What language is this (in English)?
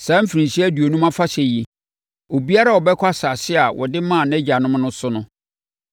Akan